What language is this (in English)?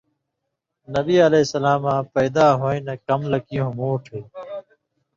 Indus Kohistani